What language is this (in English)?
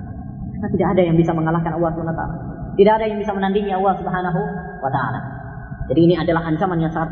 Malay